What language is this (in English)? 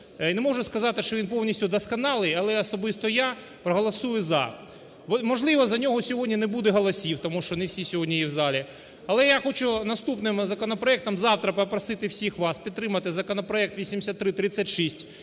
Ukrainian